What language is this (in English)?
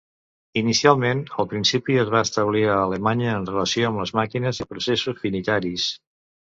Catalan